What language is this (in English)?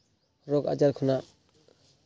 Santali